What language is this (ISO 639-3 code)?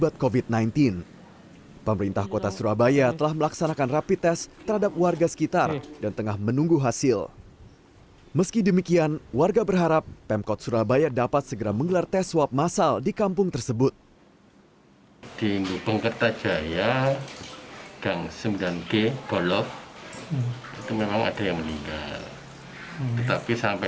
ind